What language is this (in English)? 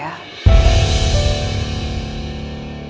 Indonesian